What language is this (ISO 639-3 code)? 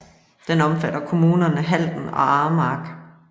dan